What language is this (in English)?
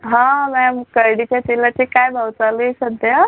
Marathi